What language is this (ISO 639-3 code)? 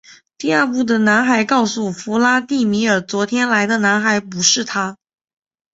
zho